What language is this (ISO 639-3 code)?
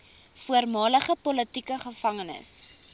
afr